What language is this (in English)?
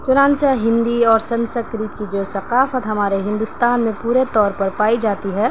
Urdu